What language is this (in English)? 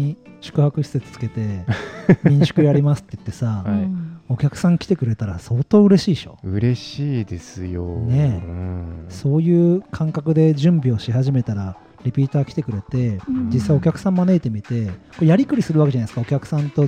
Japanese